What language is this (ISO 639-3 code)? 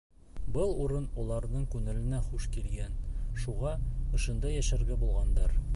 bak